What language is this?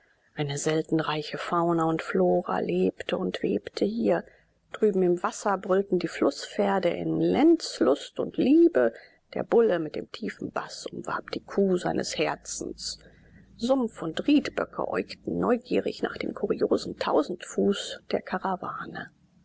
German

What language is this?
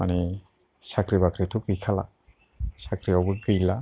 Bodo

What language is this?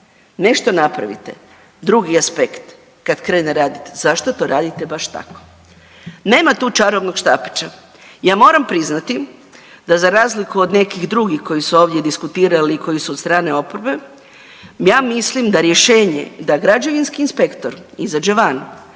Croatian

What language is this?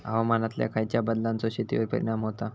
Marathi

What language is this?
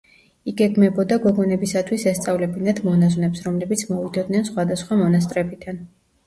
Georgian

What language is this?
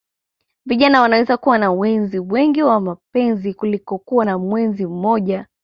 Swahili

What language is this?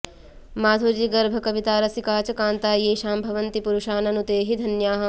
Sanskrit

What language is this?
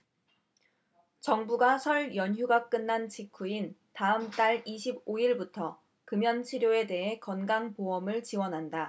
Korean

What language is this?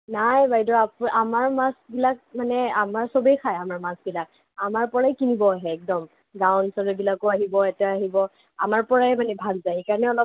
Assamese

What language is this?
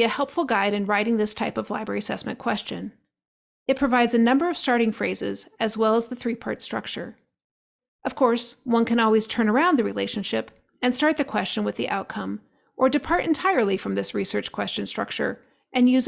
English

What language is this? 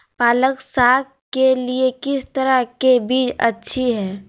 Magahi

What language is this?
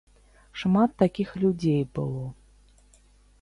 Belarusian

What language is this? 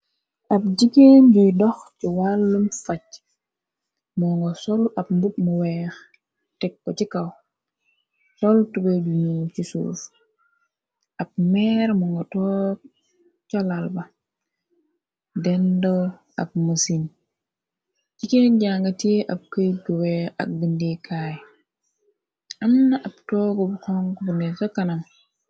Wolof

